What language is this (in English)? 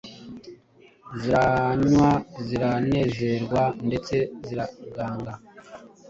Kinyarwanda